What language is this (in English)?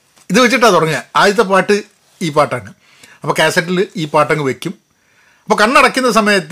Malayalam